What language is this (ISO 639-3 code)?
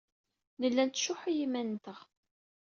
kab